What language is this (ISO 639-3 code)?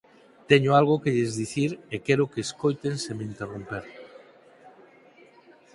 glg